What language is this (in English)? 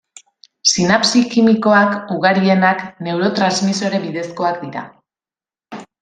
Basque